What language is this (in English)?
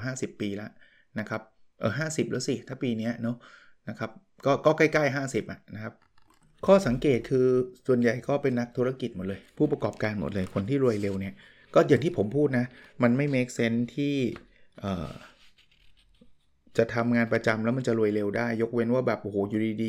Thai